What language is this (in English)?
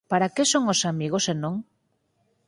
Galician